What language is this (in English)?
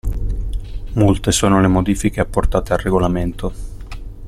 Italian